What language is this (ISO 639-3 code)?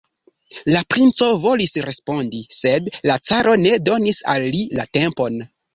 epo